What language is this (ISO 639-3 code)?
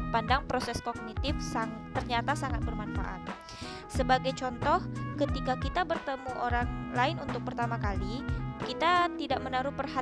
ind